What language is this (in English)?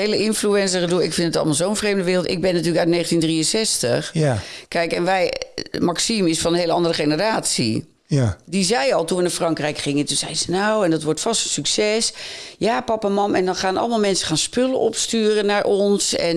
Dutch